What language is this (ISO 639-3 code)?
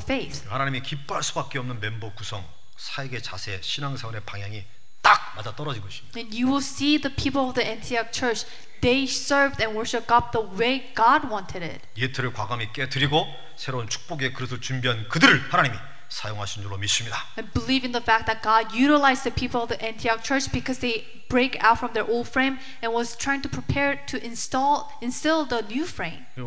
kor